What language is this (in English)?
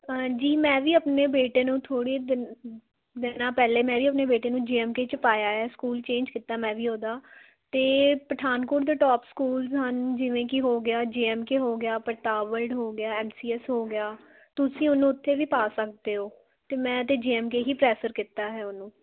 Punjabi